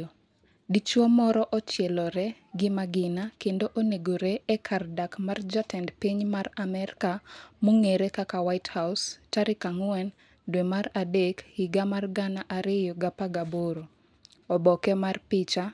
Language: Luo (Kenya and Tanzania)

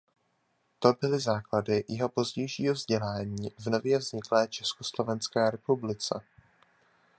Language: Czech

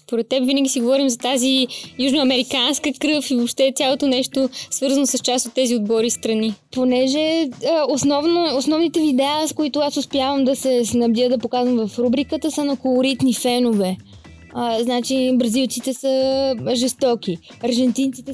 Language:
Bulgarian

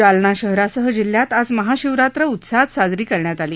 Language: Marathi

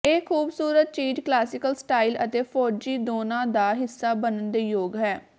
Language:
Punjabi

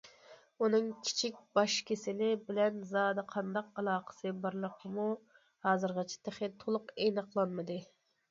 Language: Uyghur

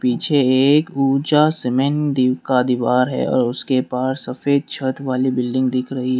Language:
Hindi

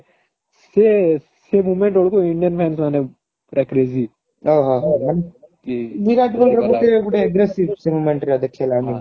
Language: Odia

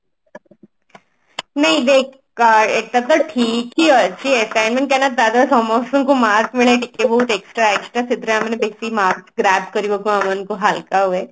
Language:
Odia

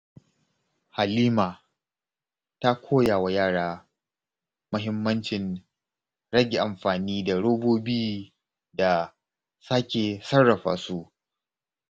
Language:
Hausa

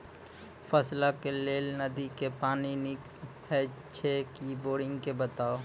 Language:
Maithili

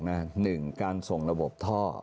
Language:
Thai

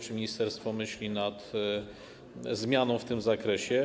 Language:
Polish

